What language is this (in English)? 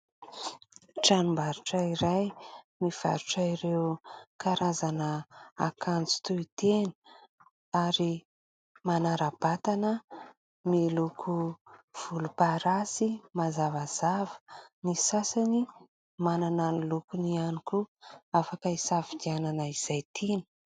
Malagasy